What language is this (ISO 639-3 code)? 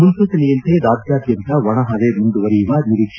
kan